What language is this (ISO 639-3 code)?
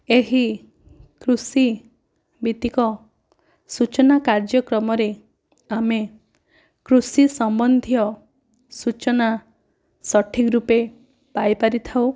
ori